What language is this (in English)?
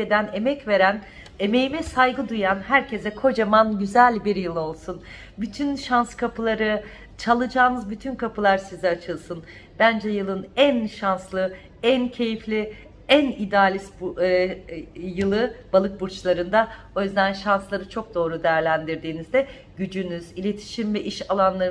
Turkish